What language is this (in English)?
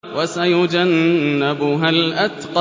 Arabic